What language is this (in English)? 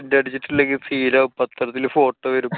Malayalam